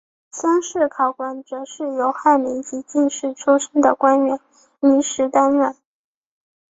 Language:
Chinese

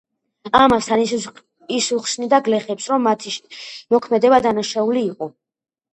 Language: Georgian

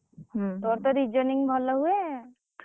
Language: Odia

